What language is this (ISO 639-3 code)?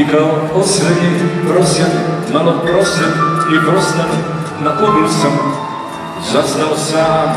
pol